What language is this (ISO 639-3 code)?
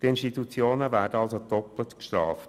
gsw